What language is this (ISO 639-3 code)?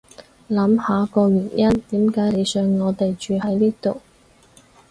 yue